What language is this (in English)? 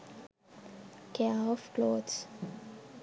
Sinhala